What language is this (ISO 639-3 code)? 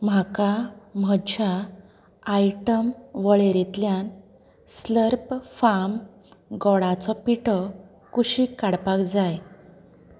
kok